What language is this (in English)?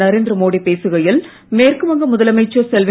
Tamil